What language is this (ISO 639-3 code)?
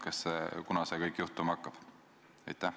est